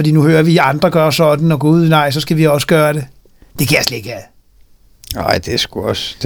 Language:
Danish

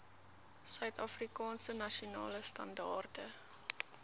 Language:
Afrikaans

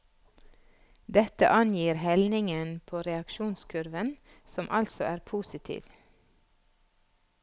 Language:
Norwegian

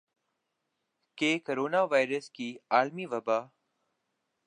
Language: Urdu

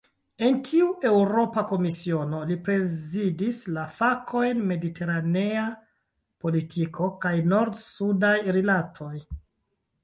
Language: Esperanto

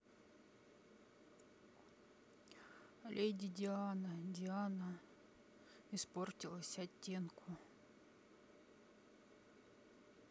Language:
Russian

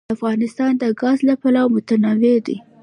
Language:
Pashto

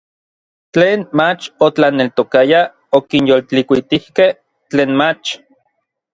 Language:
Orizaba Nahuatl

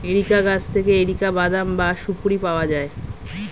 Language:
Bangla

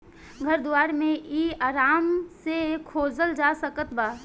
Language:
Bhojpuri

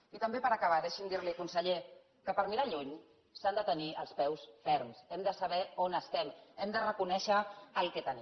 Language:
Catalan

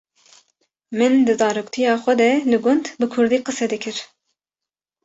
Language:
Kurdish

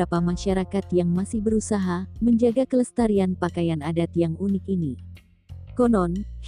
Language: Indonesian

